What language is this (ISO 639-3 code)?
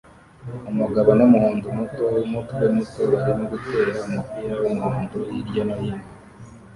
kin